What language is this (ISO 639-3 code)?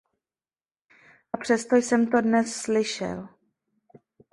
ces